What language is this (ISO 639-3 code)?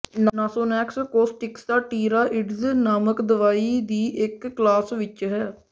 pan